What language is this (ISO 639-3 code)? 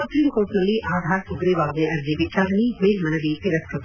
kan